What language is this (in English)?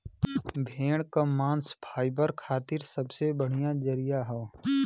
Bhojpuri